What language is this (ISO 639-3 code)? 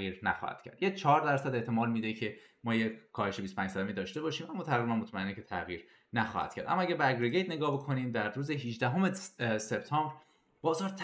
fas